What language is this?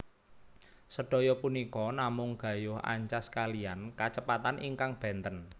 Javanese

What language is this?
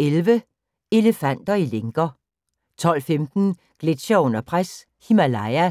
Danish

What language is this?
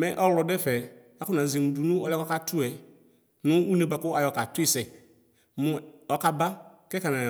Ikposo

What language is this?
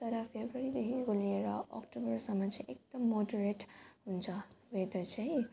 Nepali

